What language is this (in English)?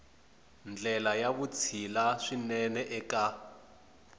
Tsonga